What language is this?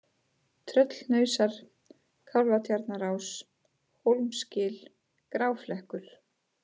Icelandic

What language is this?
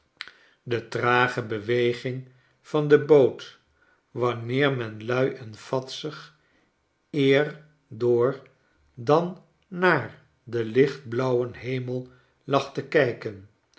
Dutch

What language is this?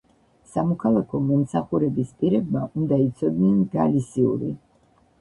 Georgian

